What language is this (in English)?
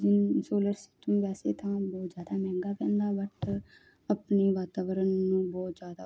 Punjabi